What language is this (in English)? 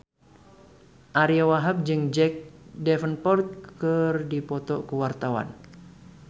Sundanese